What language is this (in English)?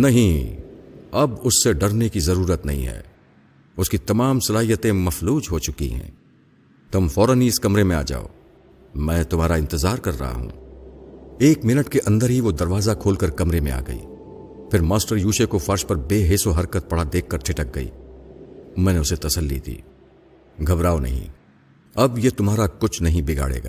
Urdu